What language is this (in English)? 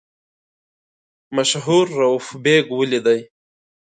Pashto